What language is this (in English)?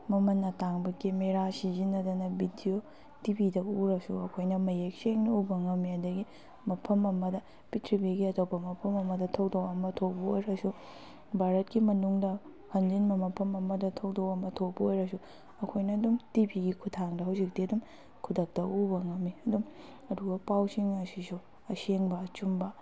Manipuri